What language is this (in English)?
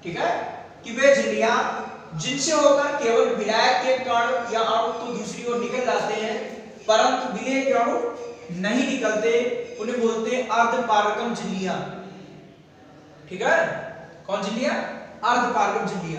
Hindi